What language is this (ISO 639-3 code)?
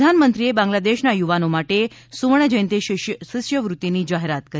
guj